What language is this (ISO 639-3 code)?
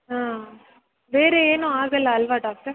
kan